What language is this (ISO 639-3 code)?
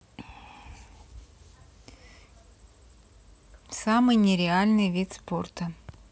rus